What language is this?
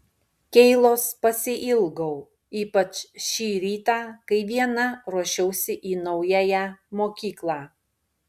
Lithuanian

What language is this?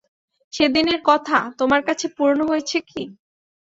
Bangla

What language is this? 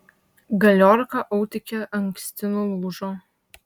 Lithuanian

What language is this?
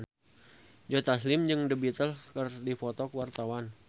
Sundanese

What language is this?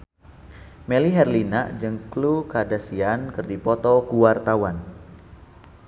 Sundanese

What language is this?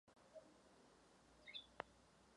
Czech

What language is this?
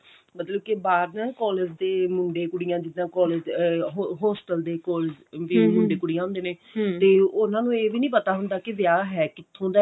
Punjabi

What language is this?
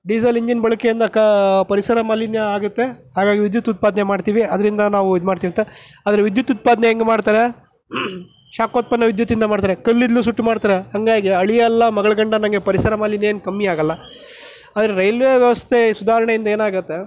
Kannada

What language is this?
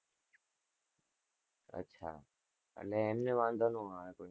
Gujarati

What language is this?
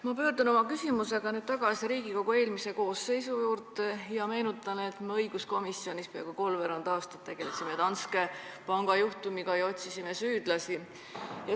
Estonian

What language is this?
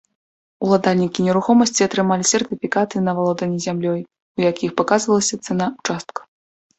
Belarusian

